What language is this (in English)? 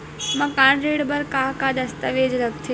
Chhattisgarhi